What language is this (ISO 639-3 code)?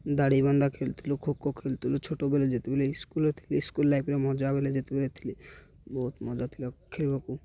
ori